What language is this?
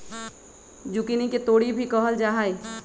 Magahi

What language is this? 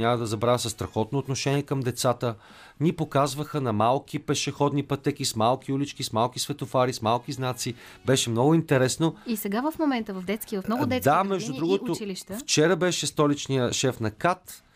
Bulgarian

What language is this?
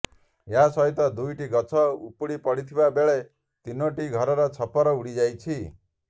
Odia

